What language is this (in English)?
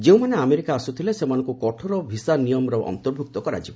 Odia